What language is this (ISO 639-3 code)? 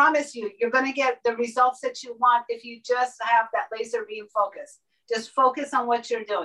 eng